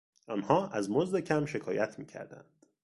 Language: Persian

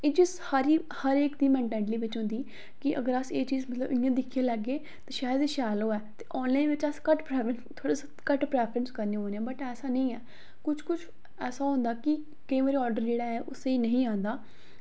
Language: Dogri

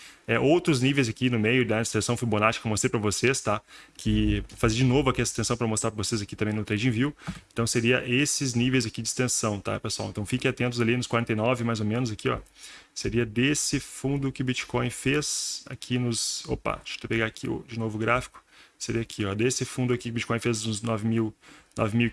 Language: Portuguese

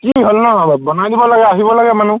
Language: Assamese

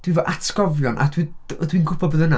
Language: Welsh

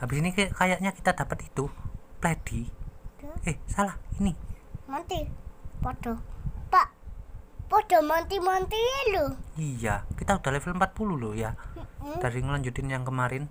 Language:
Indonesian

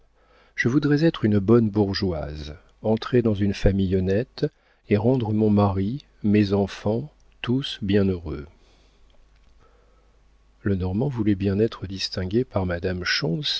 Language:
French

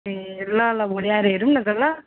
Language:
Nepali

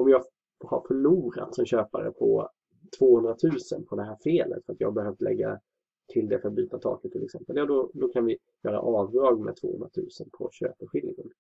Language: Swedish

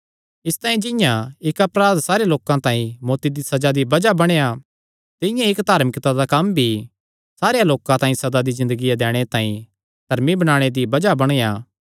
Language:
Kangri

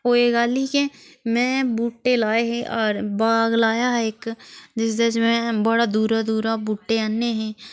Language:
Dogri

